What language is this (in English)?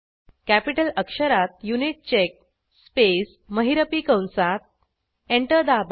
Marathi